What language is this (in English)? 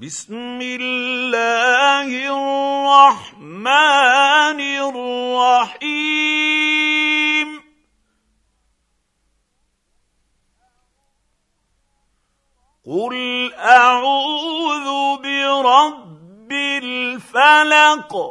Arabic